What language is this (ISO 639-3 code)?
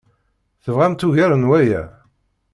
kab